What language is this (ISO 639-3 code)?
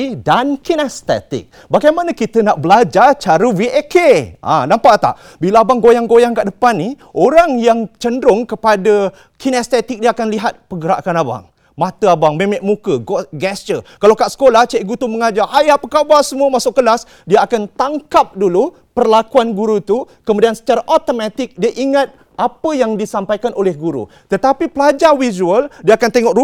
msa